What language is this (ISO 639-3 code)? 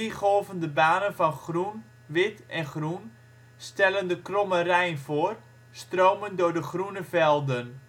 nld